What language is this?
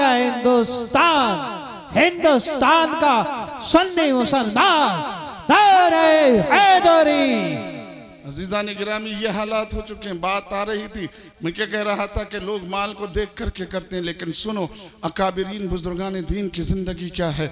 Hindi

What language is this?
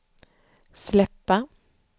Swedish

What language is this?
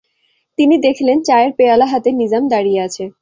Bangla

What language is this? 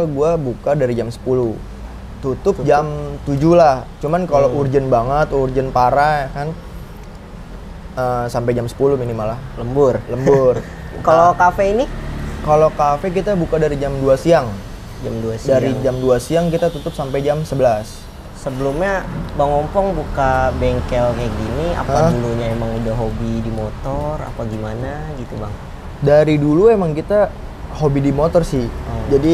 Indonesian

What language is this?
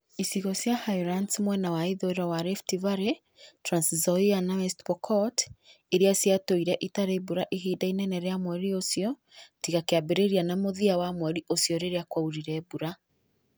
Kikuyu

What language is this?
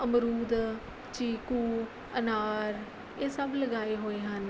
Punjabi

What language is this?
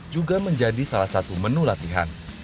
Indonesian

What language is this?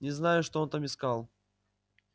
Russian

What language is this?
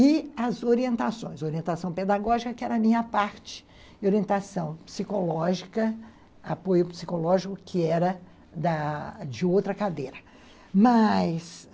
Portuguese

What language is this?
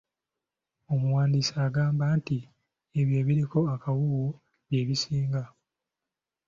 Ganda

